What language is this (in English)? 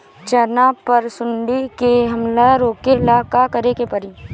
Bhojpuri